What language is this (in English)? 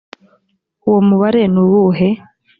Kinyarwanda